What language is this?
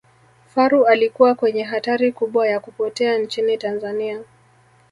Swahili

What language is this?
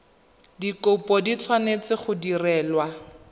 Tswana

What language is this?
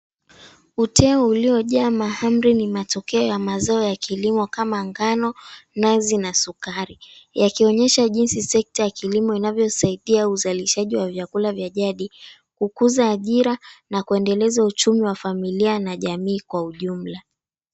Swahili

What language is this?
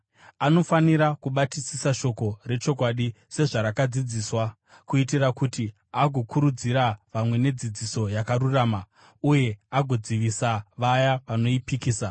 Shona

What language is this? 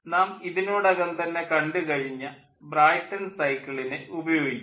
Malayalam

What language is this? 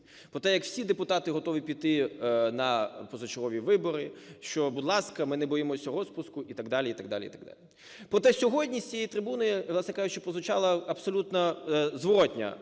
Ukrainian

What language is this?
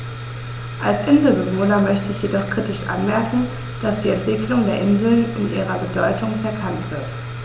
German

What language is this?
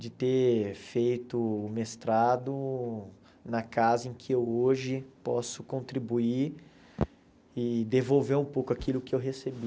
Portuguese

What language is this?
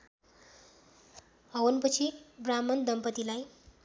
Nepali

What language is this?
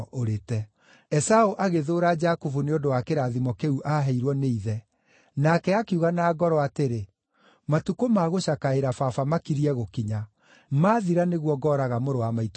Kikuyu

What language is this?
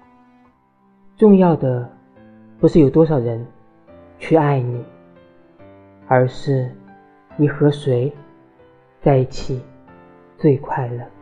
Chinese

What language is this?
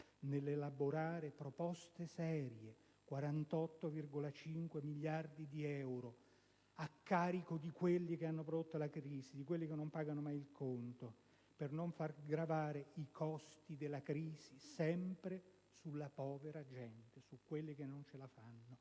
Italian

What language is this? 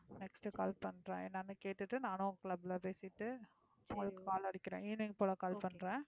Tamil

